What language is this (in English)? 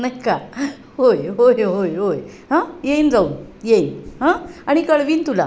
Marathi